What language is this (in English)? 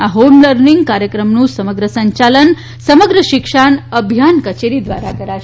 Gujarati